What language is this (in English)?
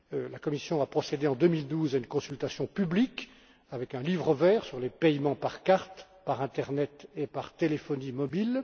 French